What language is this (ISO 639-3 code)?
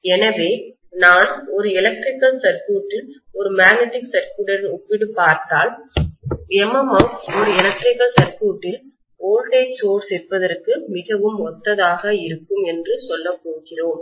tam